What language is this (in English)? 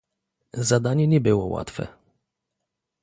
Polish